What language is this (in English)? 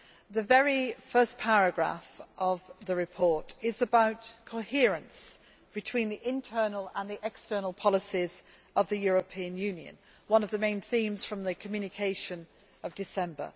English